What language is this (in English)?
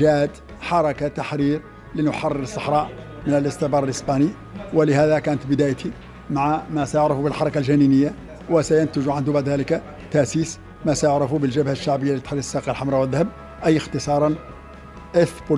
Arabic